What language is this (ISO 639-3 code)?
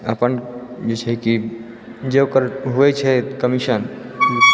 mai